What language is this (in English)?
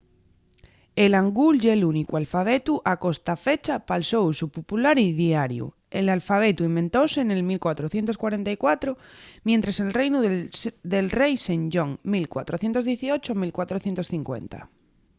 Asturian